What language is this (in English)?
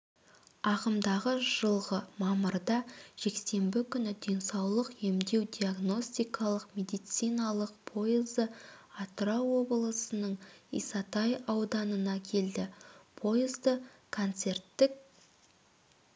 Kazakh